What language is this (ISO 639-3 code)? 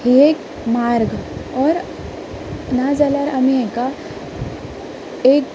kok